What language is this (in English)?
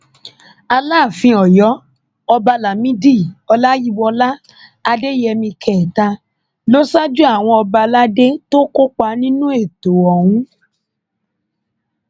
Yoruba